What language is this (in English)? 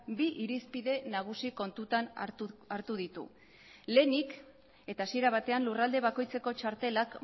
Basque